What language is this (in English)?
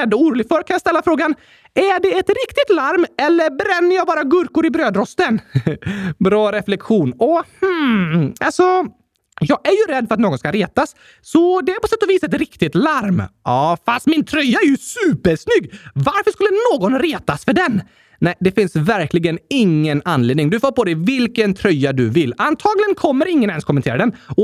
Swedish